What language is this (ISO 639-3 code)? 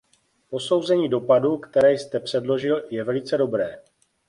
ces